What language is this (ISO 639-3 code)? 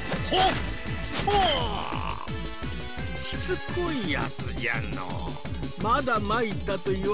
jpn